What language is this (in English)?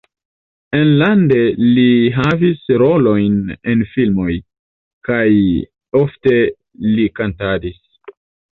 Esperanto